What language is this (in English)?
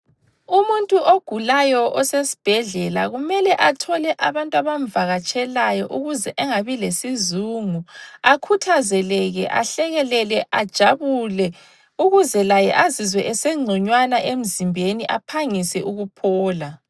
North Ndebele